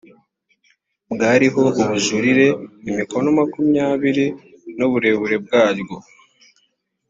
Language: Kinyarwanda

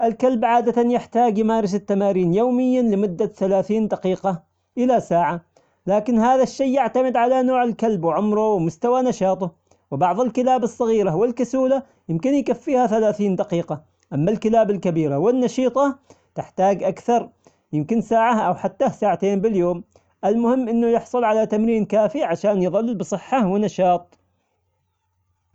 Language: Omani Arabic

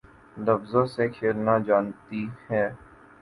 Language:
Urdu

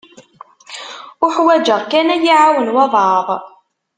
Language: Kabyle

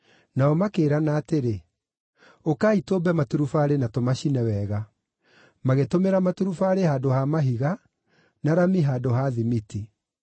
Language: Kikuyu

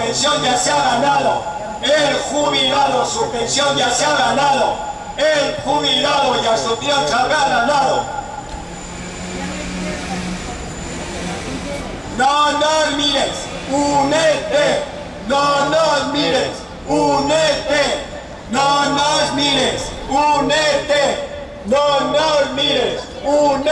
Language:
Spanish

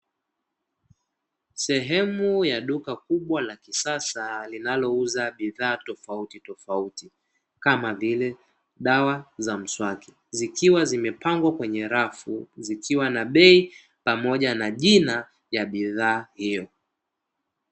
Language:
Swahili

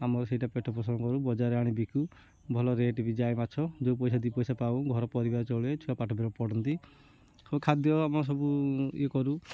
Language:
Odia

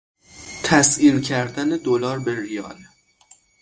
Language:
Persian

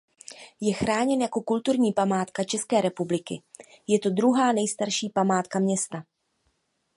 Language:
Czech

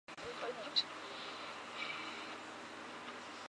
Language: Chinese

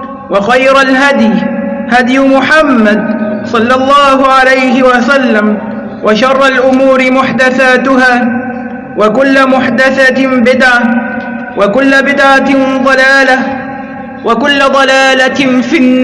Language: Arabic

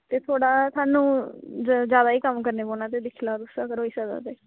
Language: Dogri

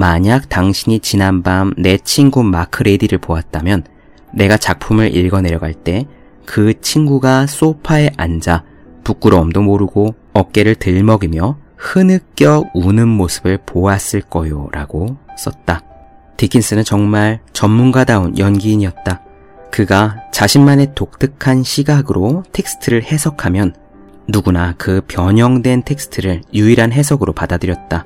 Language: Korean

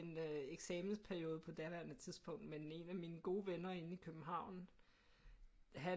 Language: Danish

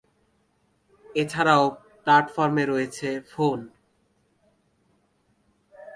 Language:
Bangla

